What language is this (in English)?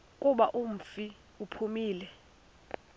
Xhosa